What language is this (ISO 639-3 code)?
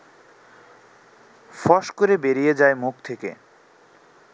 ben